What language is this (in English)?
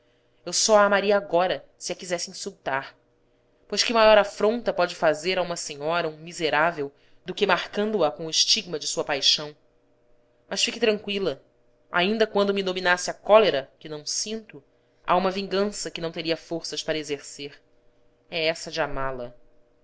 Portuguese